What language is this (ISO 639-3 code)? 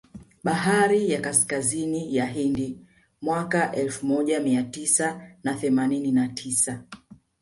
swa